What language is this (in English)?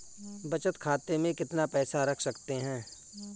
Hindi